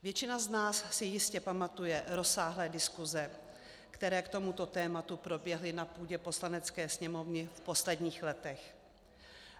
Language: Czech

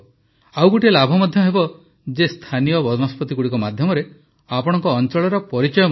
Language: Odia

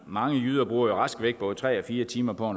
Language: Danish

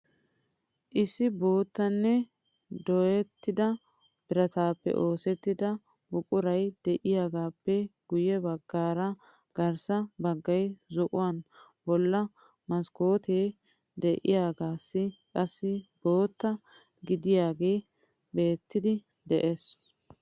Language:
Wolaytta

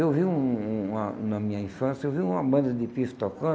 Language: Portuguese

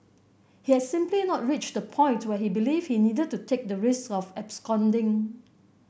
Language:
English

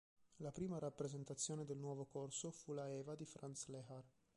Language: Italian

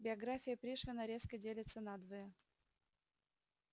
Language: Russian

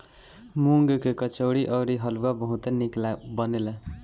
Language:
Bhojpuri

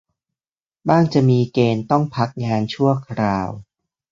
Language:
Thai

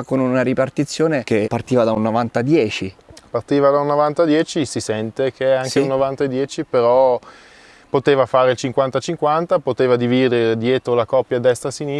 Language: Italian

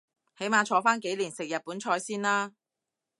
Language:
Cantonese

